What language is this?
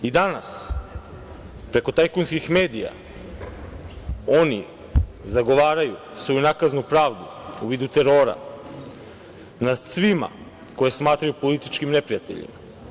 Serbian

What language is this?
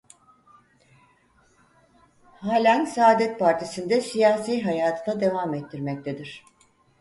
Turkish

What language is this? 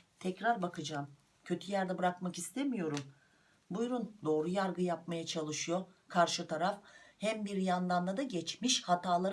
Turkish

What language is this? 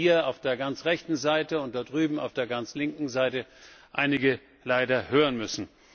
German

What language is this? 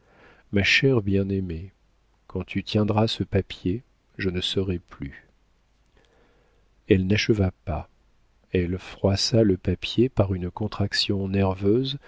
French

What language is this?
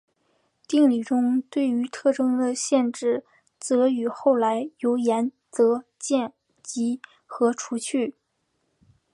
Chinese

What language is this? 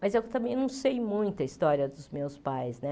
Portuguese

